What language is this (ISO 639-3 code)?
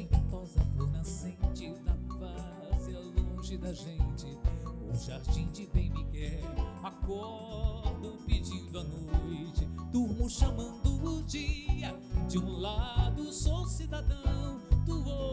por